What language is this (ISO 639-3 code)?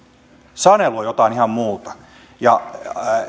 fin